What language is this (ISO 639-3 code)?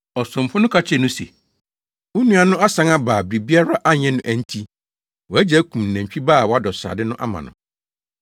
aka